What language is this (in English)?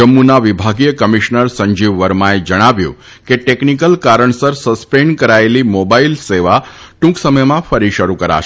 Gujarati